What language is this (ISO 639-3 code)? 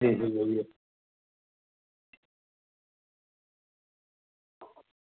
doi